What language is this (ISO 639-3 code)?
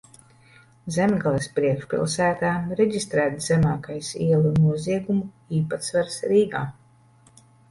lav